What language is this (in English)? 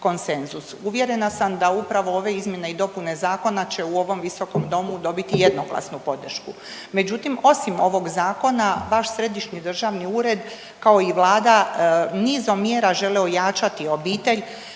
Croatian